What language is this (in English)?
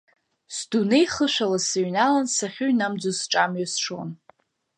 Abkhazian